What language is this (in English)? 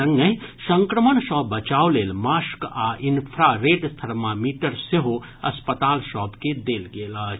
Maithili